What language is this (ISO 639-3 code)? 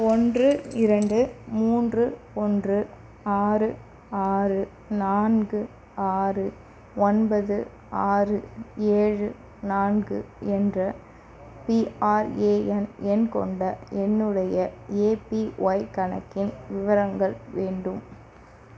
tam